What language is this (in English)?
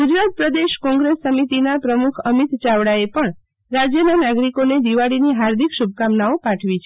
Gujarati